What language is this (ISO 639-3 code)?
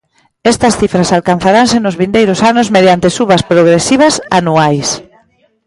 glg